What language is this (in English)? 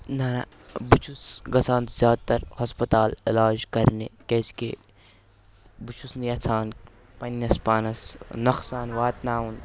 Kashmiri